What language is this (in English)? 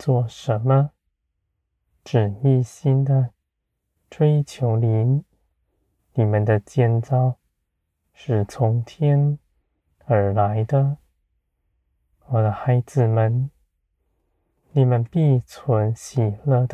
Chinese